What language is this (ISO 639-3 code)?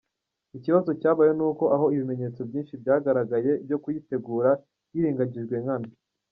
kin